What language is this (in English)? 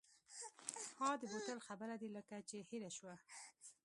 Pashto